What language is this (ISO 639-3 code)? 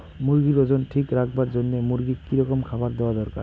ben